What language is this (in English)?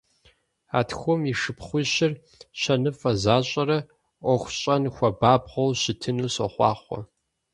Kabardian